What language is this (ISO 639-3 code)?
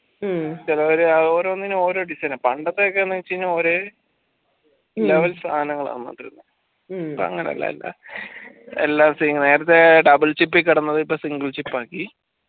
mal